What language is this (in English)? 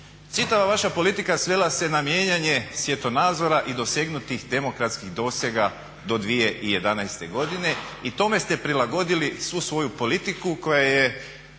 Croatian